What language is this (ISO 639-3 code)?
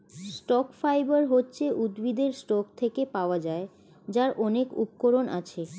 ben